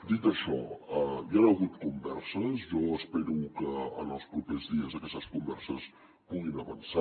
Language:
Catalan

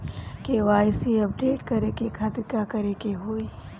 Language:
Bhojpuri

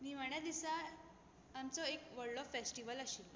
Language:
Konkani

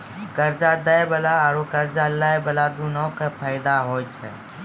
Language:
Maithili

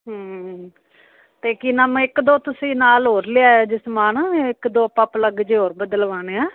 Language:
Punjabi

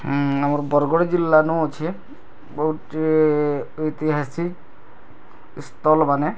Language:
Odia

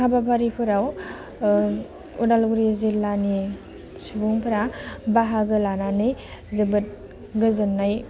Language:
Bodo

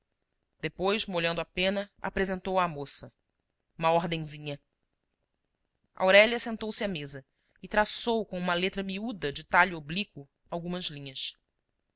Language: Portuguese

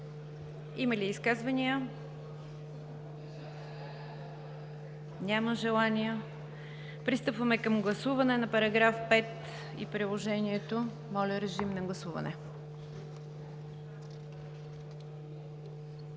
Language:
Bulgarian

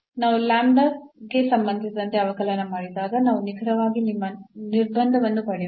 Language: Kannada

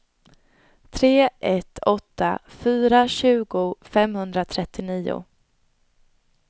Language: Swedish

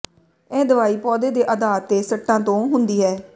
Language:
Punjabi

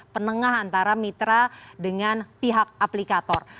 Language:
Indonesian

